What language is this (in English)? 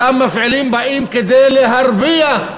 Hebrew